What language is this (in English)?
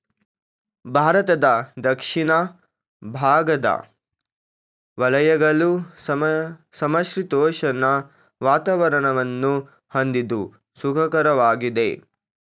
Kannada